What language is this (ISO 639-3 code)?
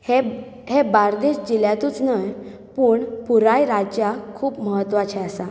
kok